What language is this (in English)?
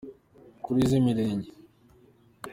Kinyarwanda